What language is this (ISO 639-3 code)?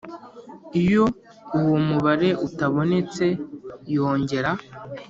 kin